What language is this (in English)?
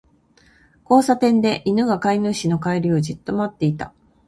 Japanese